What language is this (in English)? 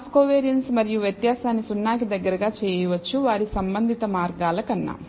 Telugu